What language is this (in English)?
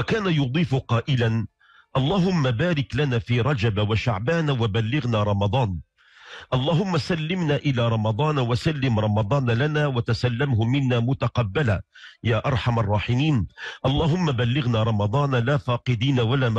Arabic